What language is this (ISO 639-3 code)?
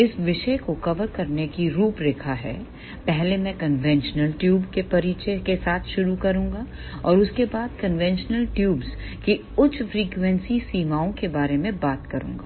hin